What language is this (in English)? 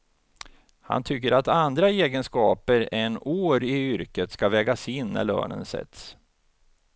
Swedish